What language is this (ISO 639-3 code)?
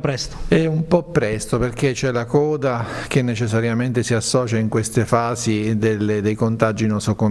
ita